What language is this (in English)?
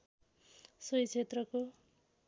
Nepali